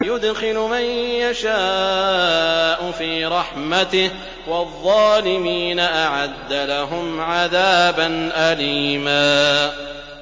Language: Arabic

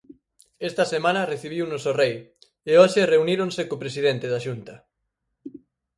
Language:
Galician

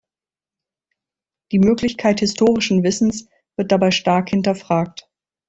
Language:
German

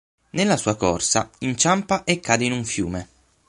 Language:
Italian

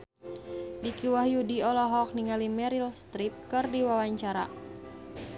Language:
Sundanese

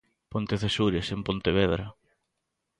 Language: Galician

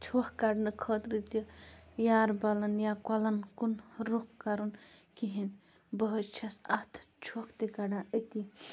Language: Kashmiri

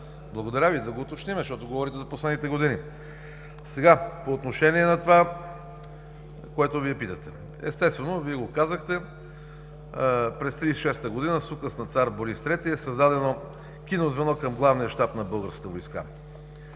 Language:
Bulgarian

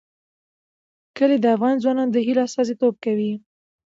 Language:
Pashto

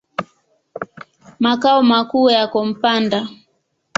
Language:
Swahili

